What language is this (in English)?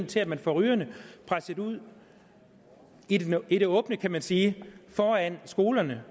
Danish